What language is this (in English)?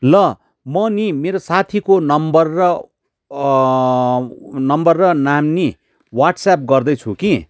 Nepali